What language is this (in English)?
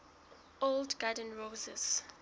Southern Sotho